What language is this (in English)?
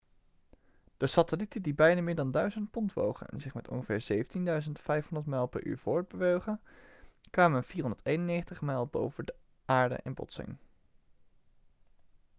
Dutch